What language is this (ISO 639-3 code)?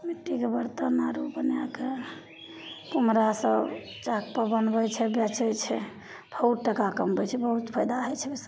mai